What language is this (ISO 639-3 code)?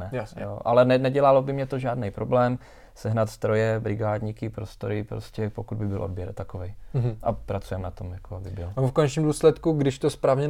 ces